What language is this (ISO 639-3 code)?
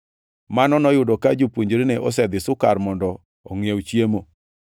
luo